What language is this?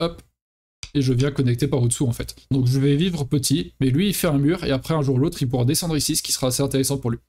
French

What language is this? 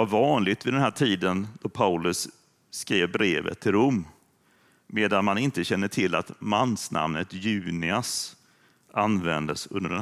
Swedish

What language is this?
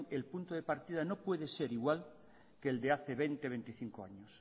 Spanish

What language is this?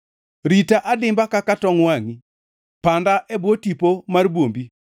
Luo (Kenya and Tanzania)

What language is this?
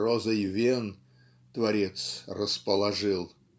Russian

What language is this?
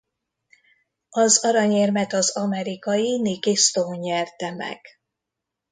Hungarian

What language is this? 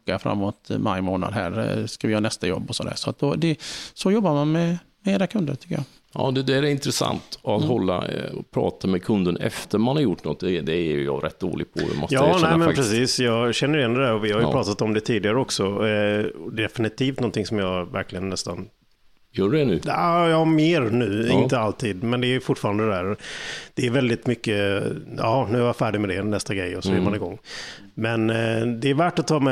Swedish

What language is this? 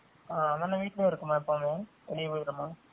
Tamil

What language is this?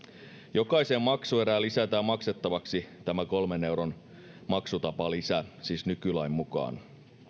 Finnish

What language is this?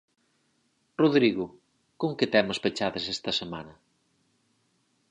Galician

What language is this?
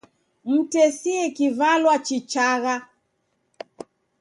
Taita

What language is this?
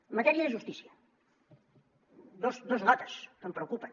Catalan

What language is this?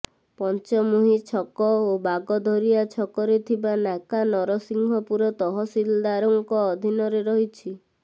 Odia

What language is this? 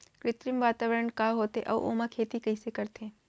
Chhattisgarhi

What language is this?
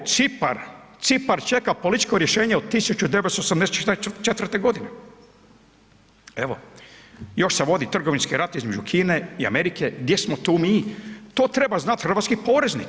Croatian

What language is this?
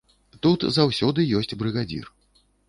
Belarusian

